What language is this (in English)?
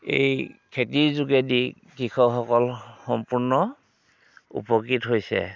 Assamese